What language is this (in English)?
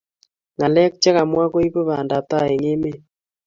Kalenjin